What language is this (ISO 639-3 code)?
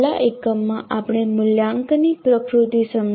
guj